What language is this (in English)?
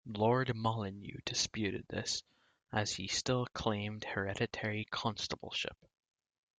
English